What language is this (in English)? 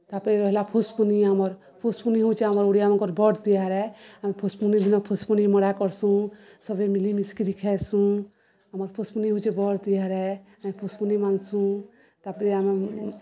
Odia